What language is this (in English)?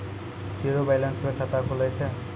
Maithili